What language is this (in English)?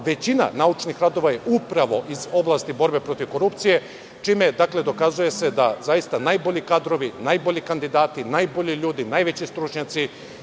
Serbian